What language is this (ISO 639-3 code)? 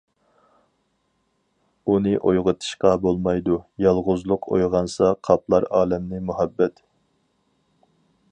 uig